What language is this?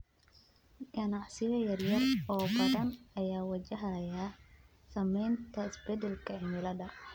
Somali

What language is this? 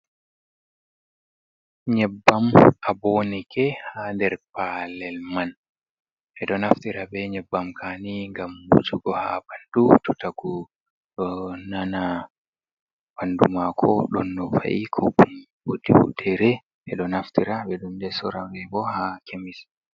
Fula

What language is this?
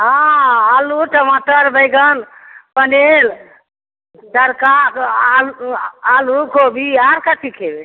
Maithili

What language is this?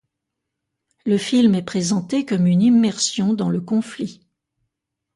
French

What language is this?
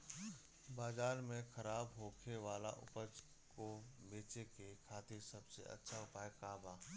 Bhojpuri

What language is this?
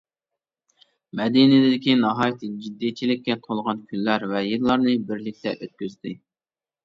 Uyghur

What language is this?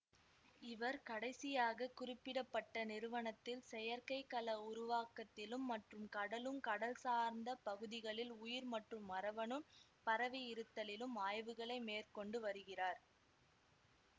Tamil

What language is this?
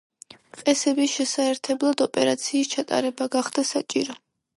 Georgian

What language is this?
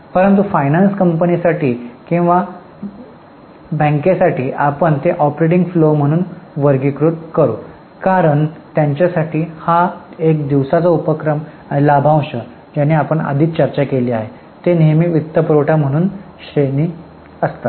Marathi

